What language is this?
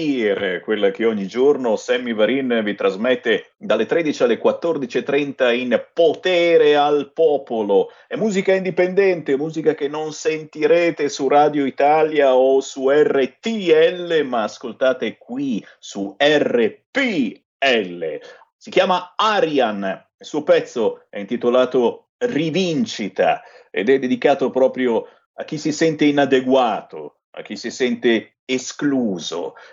Italian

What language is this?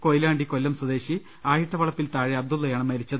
Malayalam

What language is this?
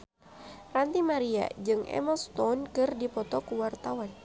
Sundanese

